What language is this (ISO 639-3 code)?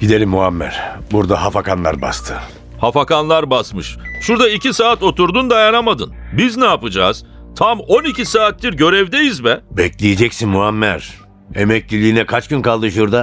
tur